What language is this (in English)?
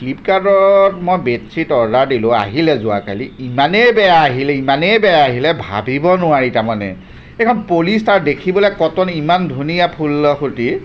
Assamese